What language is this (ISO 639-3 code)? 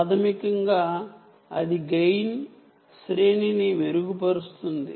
tel